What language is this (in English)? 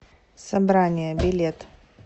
Russian